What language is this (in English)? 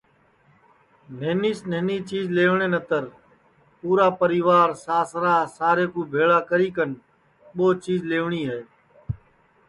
Sansi